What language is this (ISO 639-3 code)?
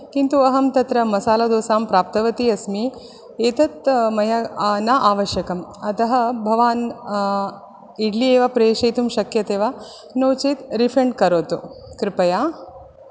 san